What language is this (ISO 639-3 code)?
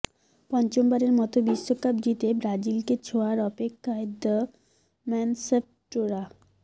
ben